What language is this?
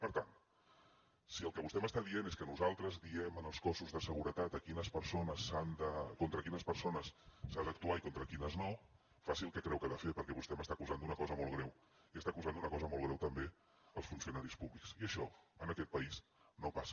Catalan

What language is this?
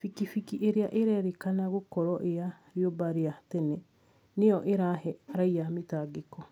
Kikuyu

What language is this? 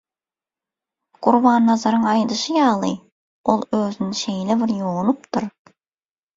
Turkmen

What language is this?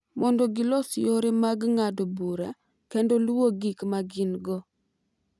Luo (Kenya and Tanzania)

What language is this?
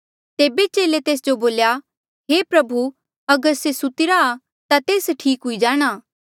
Mandeali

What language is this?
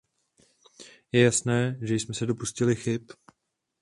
Czech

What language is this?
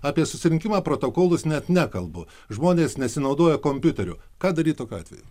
Lithuanian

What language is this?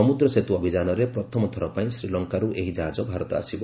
Odia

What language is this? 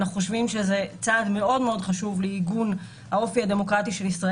Hebrew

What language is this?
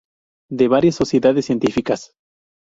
Spanish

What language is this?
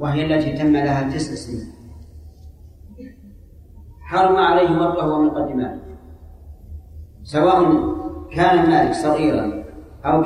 Arabic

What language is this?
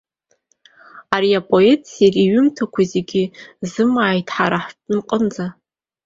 Abkhazian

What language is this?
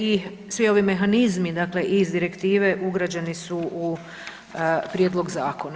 Croatian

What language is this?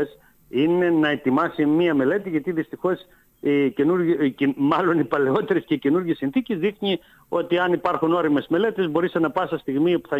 Greek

